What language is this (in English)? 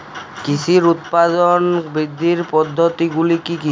Bangla